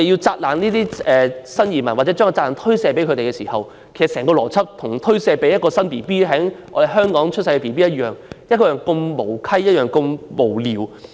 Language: Cantonese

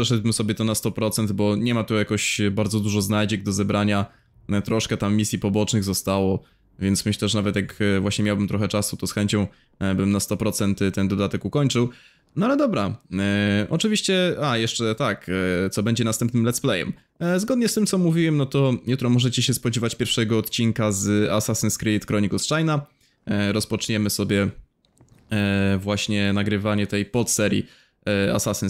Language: Polish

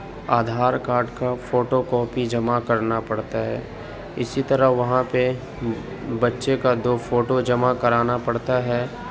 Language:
Urdu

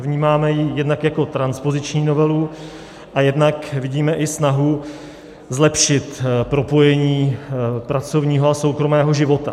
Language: Czech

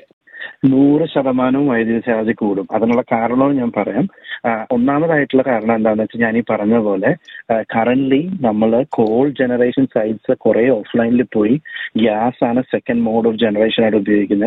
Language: Malayalam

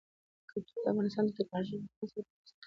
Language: Pashto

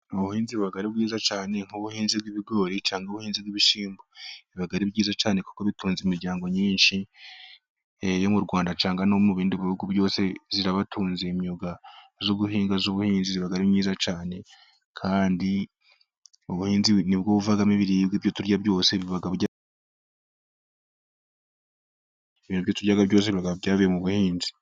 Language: Kinyarwanda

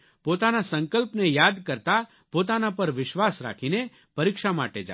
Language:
Gujarati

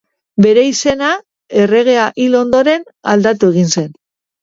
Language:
Basque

